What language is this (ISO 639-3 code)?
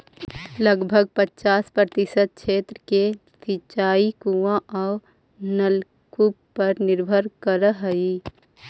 mag